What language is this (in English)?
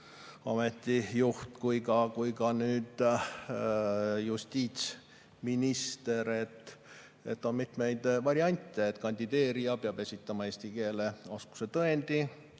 Estonian